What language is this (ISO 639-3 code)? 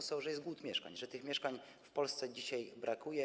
pol